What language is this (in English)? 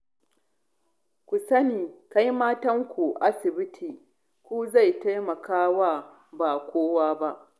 Hausa